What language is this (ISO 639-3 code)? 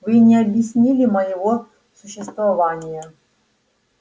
rus